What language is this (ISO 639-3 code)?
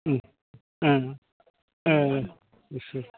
brx